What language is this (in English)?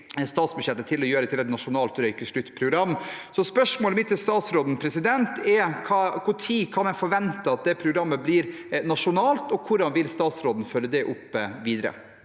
Norwegian